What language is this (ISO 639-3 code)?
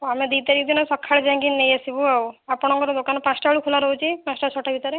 ori